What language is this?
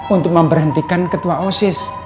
Indonesian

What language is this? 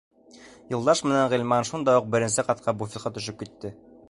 Bashkir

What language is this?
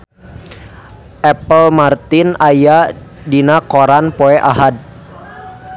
Sundanese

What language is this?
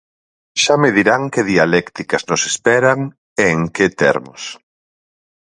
Galician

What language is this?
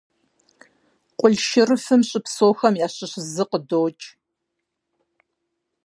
Kabardian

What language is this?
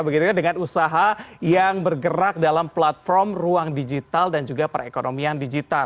Indonesian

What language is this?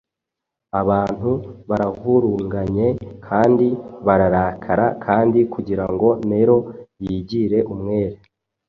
Kinyarwanda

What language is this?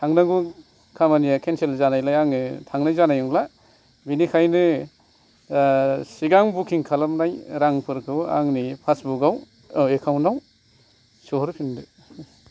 Bodo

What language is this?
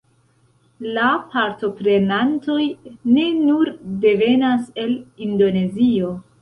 Esperanto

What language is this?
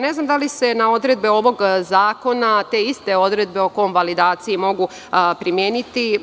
Serbian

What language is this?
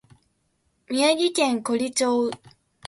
Japanese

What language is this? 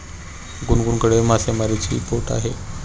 Marathi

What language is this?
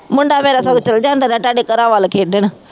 Punjabi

